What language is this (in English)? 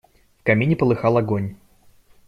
Russian